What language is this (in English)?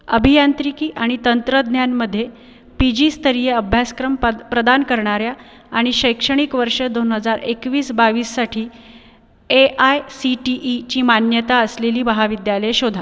Marathi